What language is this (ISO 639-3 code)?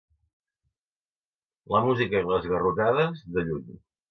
cat